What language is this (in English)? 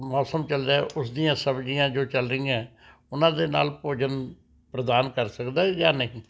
Punjabi